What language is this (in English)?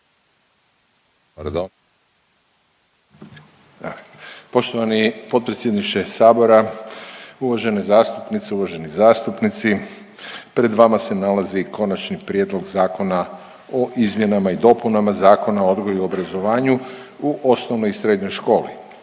Croatian